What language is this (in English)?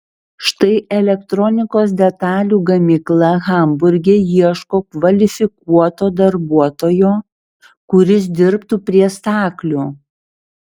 Lithuanian